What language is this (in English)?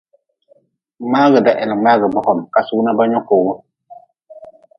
Nawdm